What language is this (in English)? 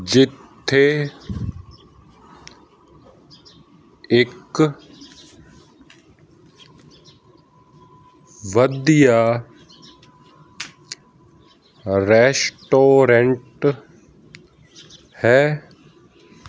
Punjabi